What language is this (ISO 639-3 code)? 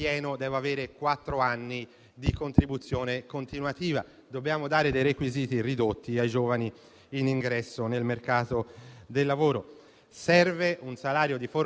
ita